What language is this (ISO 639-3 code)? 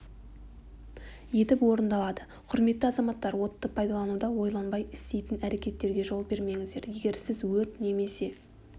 kaz